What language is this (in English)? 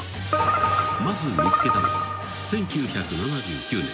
Japanese